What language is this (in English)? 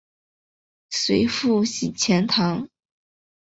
Chinese